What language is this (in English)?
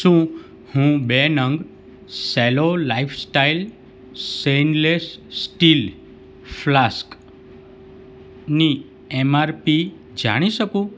Gujarati